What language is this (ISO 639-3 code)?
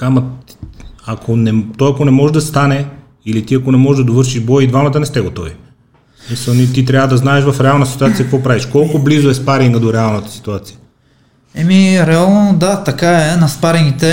bul